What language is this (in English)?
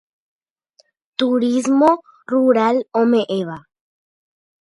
Guarani